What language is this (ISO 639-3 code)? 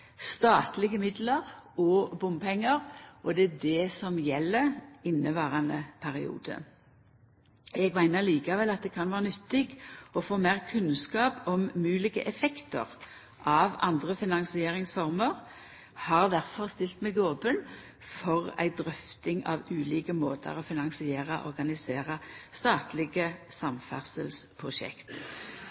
nno